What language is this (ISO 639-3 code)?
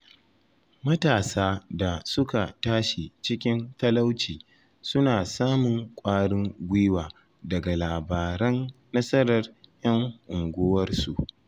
hau